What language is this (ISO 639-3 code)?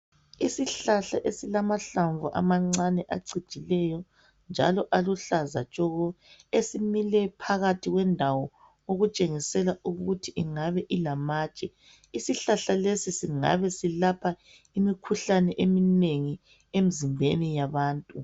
nde